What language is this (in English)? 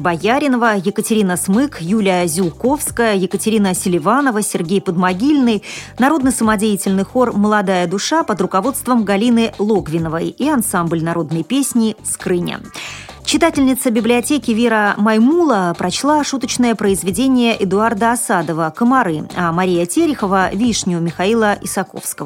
Russian